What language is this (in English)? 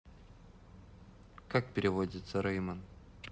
Russian